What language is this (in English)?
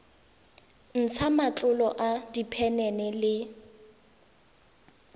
Tswana